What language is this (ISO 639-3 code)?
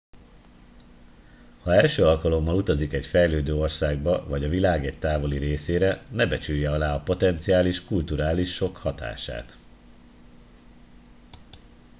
hun